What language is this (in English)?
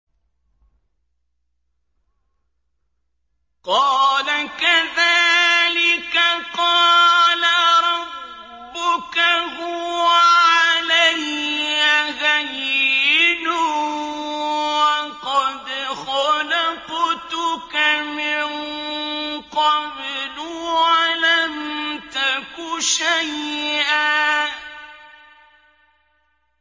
Arabic